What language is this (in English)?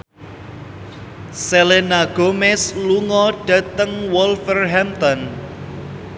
Javanese